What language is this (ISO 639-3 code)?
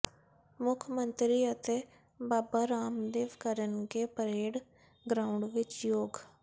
pan